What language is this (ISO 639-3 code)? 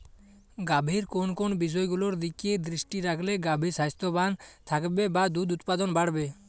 ben